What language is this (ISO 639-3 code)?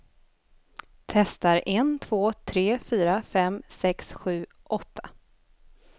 swe